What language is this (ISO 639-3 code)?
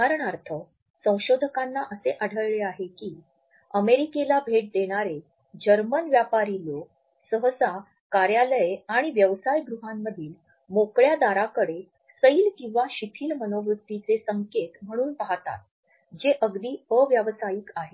mar